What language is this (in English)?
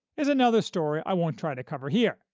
English